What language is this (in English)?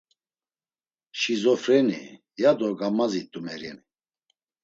Laz